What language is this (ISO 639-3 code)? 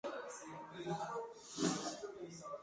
spa